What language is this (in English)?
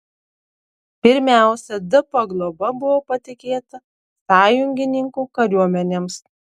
Lithuanian